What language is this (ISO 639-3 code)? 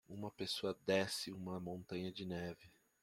por